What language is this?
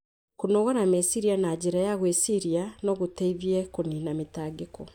Kikuyu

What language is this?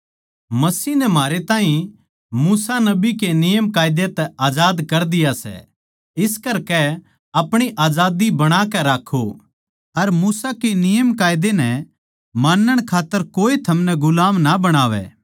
Haryanvi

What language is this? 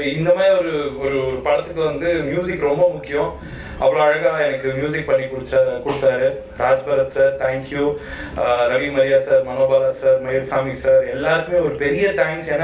Korean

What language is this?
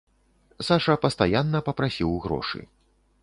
Belarusian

